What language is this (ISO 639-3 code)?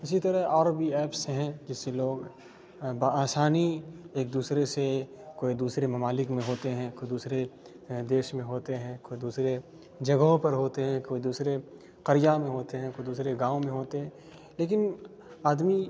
urd